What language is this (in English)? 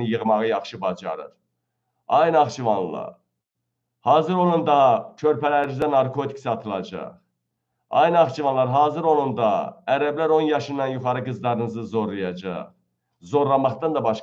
Turkish